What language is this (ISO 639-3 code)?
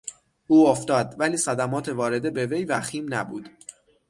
fas